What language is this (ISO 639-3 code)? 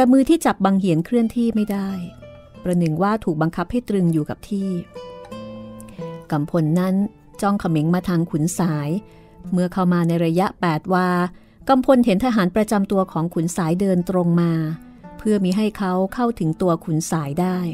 tha